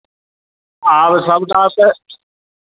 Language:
Maithili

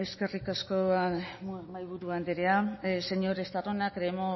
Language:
Basque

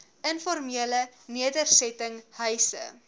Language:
Afrikaans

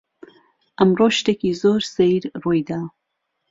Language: Central Kurdish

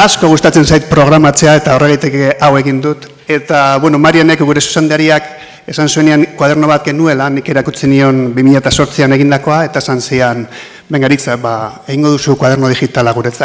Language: Spanish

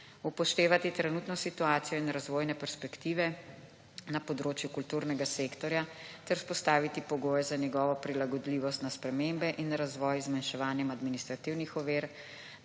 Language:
Slovenian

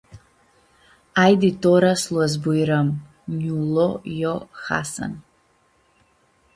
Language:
Aromanian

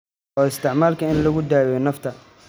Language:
Somali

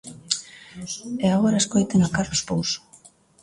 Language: Galician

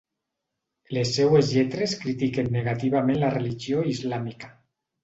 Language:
Catalan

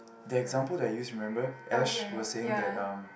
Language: English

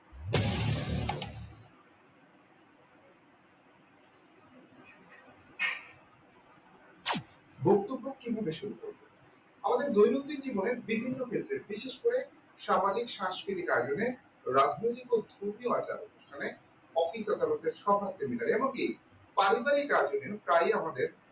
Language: Bangla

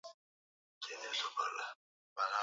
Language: Swahili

